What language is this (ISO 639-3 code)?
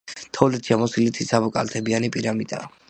kat